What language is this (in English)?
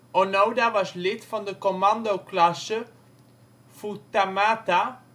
Dutch